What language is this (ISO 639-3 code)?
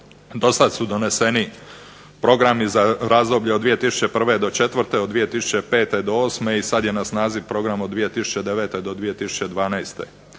hrv